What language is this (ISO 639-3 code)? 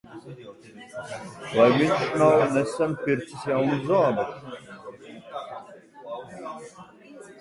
lav